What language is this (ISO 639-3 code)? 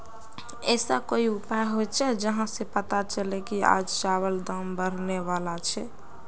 mag